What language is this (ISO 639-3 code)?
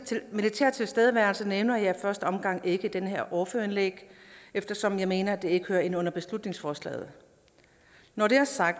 dan